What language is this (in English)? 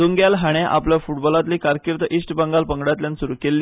Konkani